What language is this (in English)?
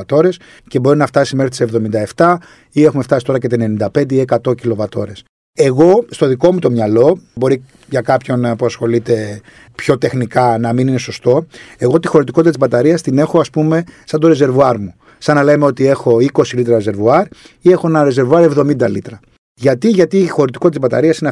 Greek